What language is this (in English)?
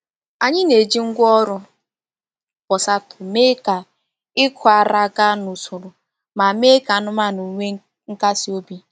Igbo